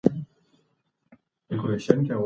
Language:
Pashto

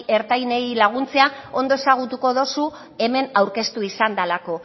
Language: Basque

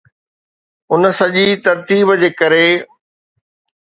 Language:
Sindhi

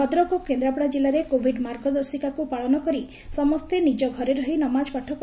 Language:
Odia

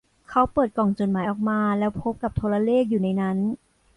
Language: Thai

